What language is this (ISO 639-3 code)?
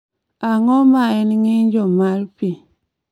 luo